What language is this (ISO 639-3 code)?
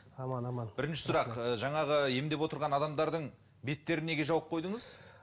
kaz